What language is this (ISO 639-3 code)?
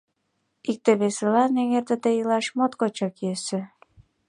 chm